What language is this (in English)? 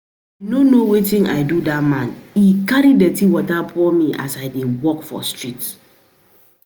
Nigerian Pidgin